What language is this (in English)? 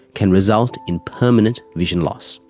English